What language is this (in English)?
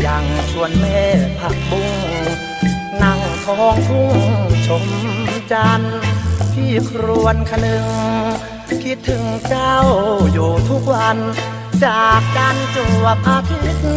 Thai